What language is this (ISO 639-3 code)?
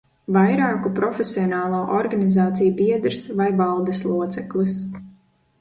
lav